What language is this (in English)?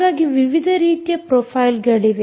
Kannada